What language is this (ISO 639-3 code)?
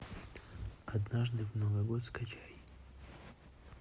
rus